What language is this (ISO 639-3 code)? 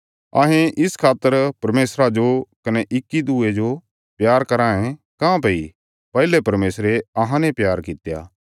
kfs